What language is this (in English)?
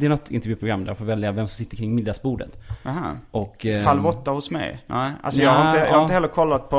Swedish